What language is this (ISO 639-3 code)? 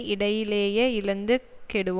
tam